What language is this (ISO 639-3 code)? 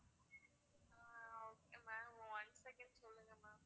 tam